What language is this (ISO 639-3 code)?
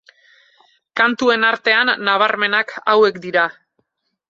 eus